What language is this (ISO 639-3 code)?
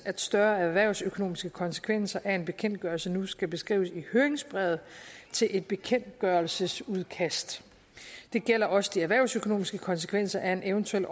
dan